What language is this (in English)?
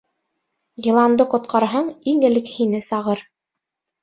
Bashkir